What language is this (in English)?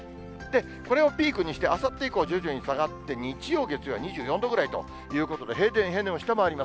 Japanese